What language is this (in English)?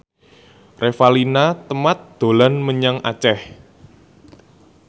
Javanese